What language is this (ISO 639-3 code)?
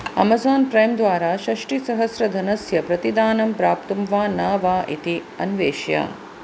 san